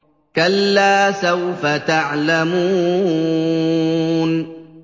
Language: Arabic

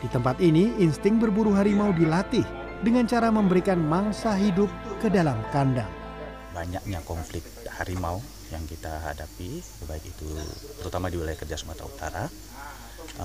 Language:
Indonesian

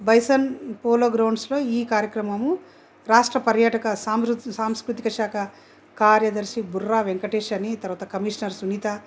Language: Telugu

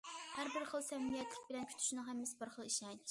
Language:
Uyghur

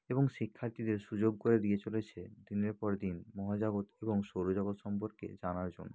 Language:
Bangla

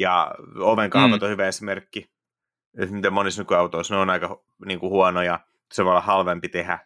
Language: Finnish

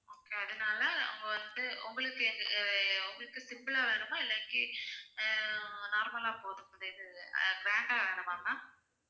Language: Tamil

